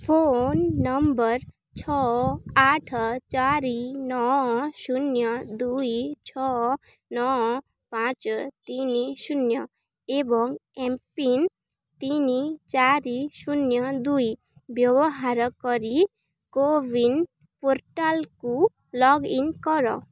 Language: Odia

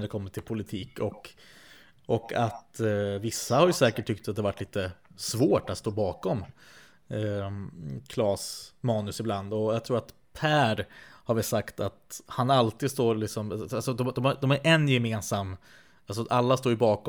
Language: Swedish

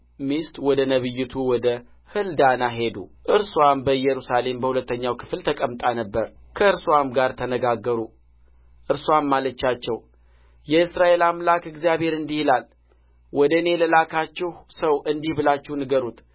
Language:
Amharic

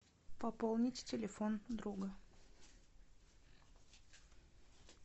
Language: Russian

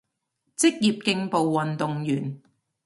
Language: Cantonese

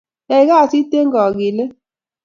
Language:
Kalenjin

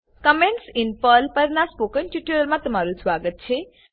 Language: Gujarati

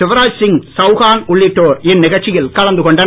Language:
Tamil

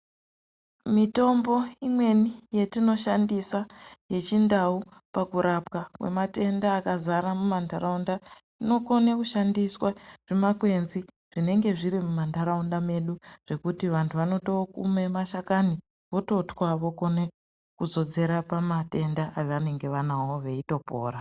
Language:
Ndau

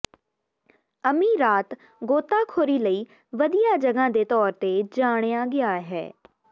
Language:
Punjabi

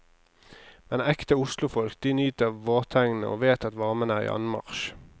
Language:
Norwegian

